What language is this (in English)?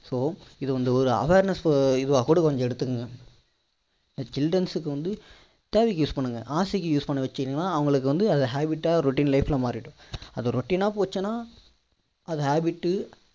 Tamil